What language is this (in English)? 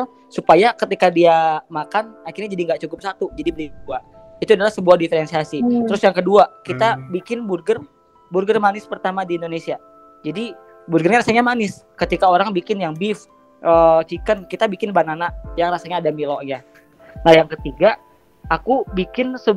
Indonesian